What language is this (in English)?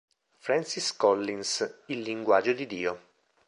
Italian